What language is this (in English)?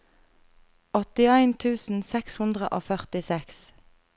Norwegian